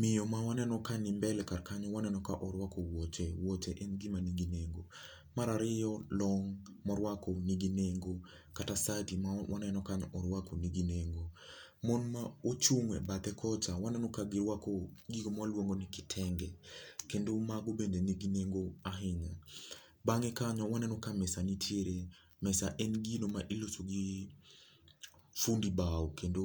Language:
Luo (Kenya and Tanzania)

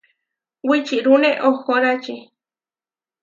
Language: Huarijio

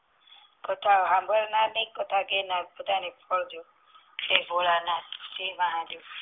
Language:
Gujarati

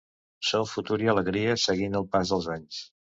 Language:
Catalan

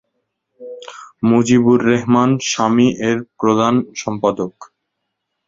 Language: Bangla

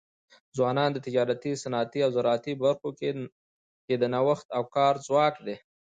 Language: Pashto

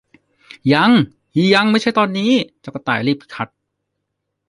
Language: Thai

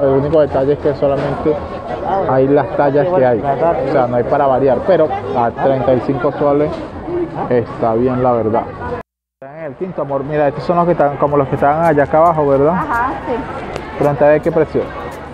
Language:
Spanish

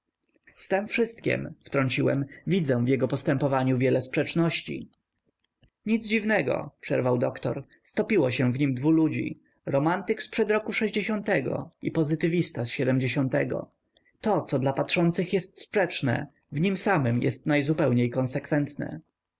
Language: Polish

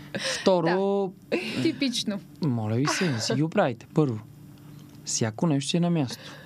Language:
Bulgarian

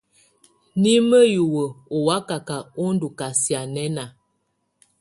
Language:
Tunen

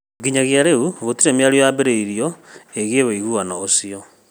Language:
Kikuyu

